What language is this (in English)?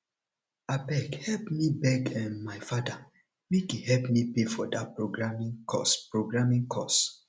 Nigerian Pidgin